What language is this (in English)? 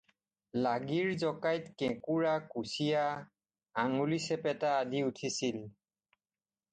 Assamese